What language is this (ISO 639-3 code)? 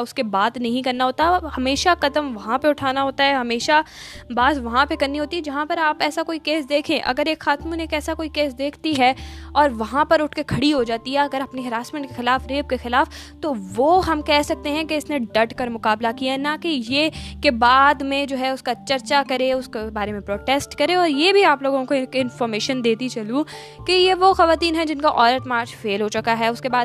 urd